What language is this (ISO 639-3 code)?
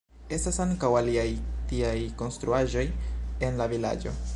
epo